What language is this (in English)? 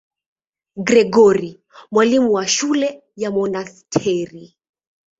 Swahili